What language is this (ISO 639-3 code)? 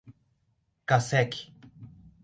por